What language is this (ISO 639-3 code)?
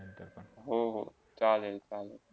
mar